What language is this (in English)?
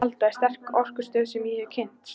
Icelandic